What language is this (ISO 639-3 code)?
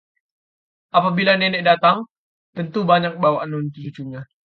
ind